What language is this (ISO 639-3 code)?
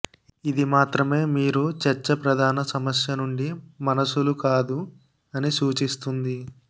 tel